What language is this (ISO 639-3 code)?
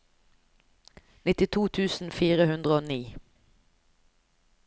nor